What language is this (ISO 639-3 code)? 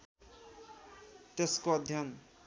nep